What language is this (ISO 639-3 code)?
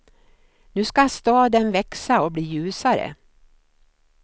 swe